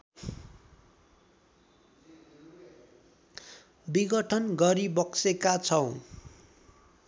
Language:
Nepali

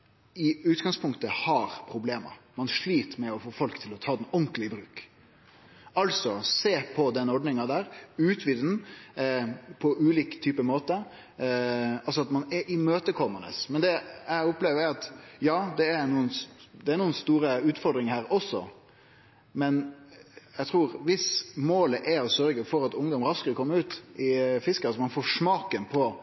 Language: Norwegian Nynorsk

